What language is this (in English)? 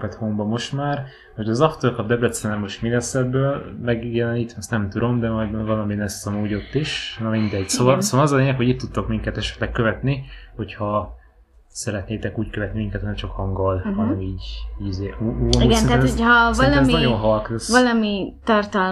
Hungarian